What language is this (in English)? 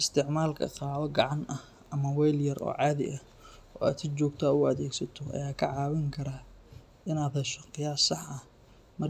Somali